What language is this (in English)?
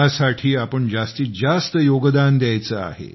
Marathi